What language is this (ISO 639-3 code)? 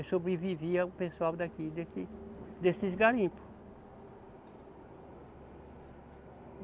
por